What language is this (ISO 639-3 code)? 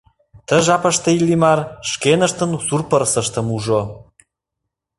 chm